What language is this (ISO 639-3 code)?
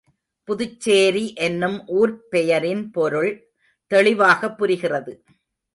tam